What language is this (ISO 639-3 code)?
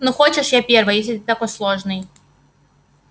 rus